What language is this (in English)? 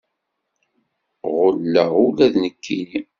Kabyle